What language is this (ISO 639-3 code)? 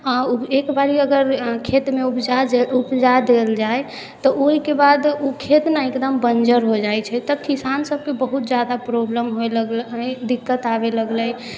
mai